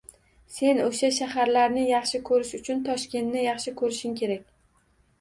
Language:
Uzbek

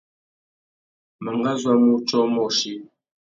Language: Tuki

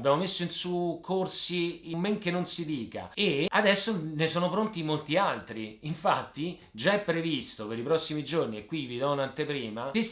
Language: Italian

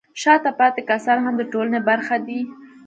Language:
Pashto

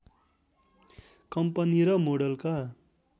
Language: Nepali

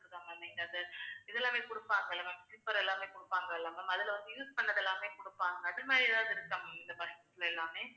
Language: Tamil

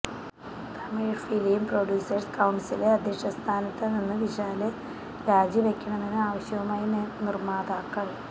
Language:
Malayalam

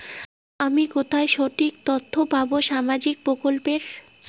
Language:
Bangla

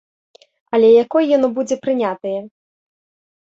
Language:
Belarusian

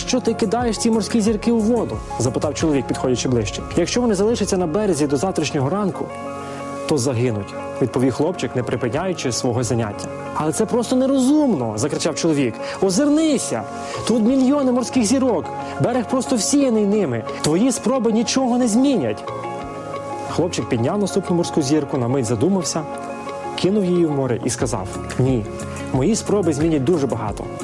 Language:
Ukrainian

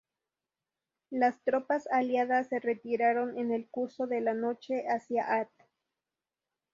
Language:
Spanish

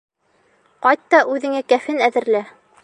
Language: Bashkir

